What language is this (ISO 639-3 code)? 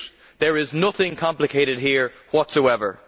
eng